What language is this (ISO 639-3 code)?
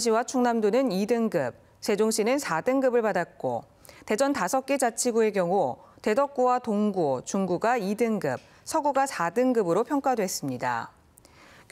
kor